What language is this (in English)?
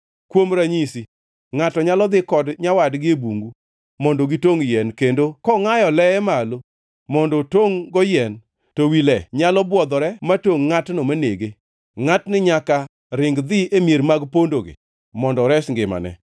Luo (Kenya and Tanzania)